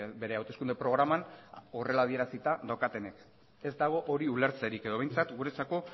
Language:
Basque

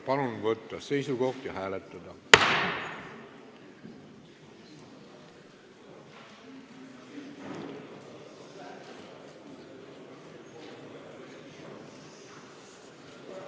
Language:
Estonian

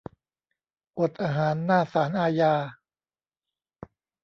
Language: Thai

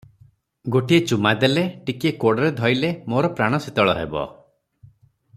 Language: Odia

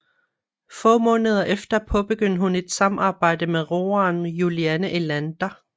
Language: Danish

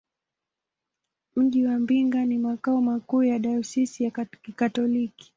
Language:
Swahili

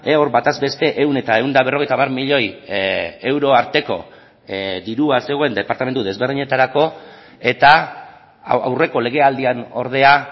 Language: Basque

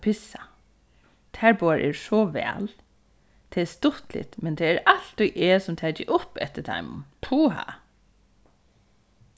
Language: Faroese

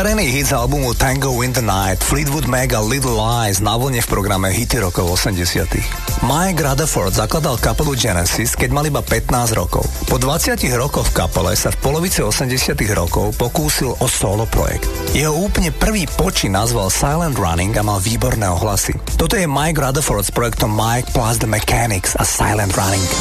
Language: Slovak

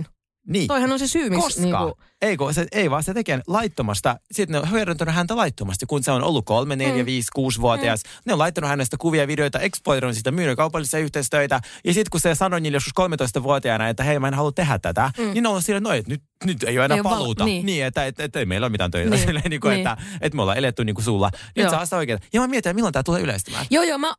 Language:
Finnish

